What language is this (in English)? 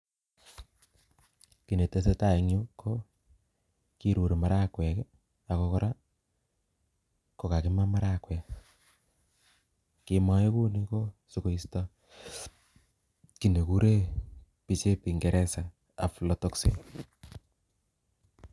Kalenjin